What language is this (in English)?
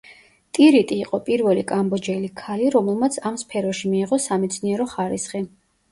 Georgian